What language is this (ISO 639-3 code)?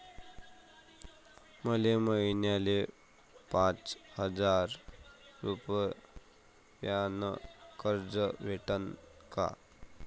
mar